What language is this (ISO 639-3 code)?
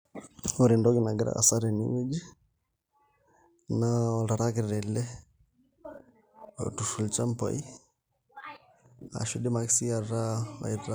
mas